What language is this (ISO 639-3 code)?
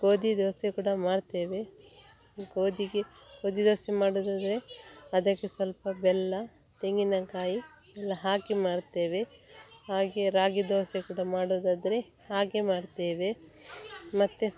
kan